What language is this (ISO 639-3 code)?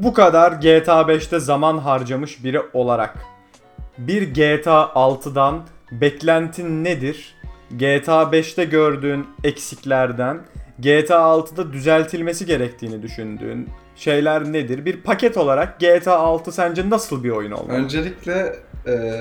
tur